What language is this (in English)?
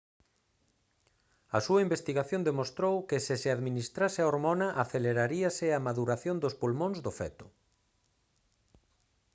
Galician